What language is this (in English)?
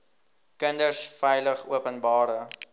Afrikaans